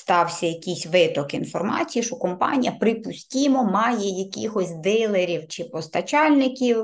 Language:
Ukrainian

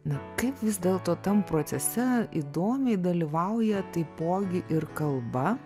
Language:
Lithuanian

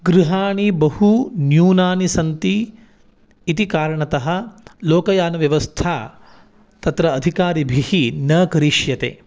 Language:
Sanskrit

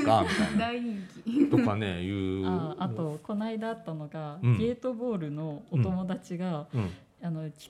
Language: Japanese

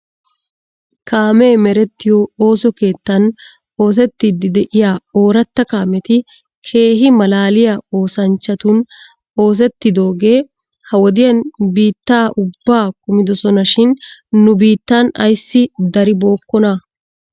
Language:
Wolaytta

